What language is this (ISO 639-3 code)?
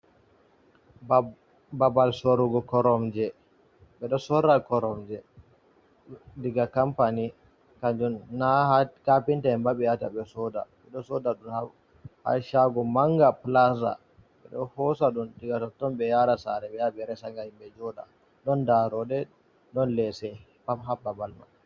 ful